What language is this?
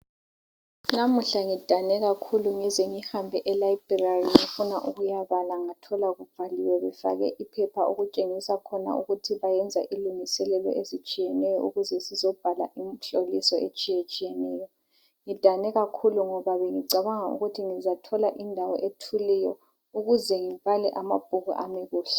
North Ndebele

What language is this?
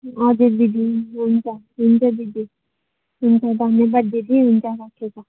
Nepali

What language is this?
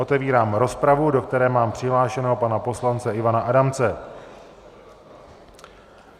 Czech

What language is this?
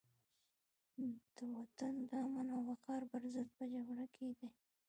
Pashto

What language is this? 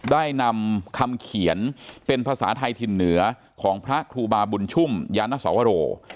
Thai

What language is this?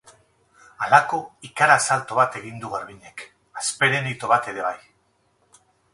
Basque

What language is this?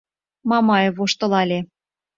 Mari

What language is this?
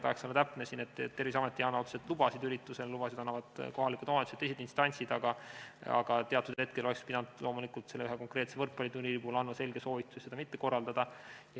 Estonian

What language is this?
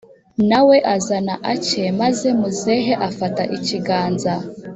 Kinyarwanda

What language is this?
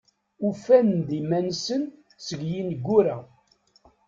Kabyle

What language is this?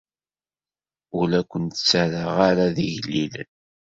Kabyle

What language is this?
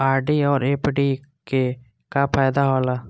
Maithili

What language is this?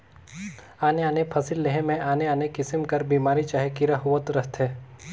Chhattisgarhi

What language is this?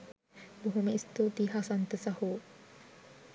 Sinhala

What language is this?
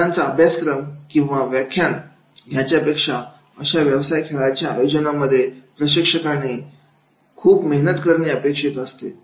Marathi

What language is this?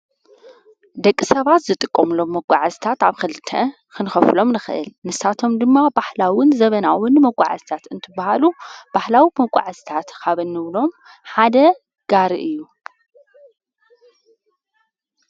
Tigrinya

